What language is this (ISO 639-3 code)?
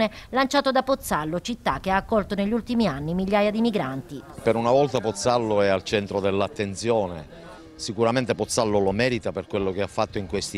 ita